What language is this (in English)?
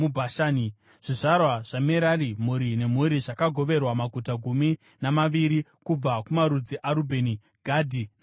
Shona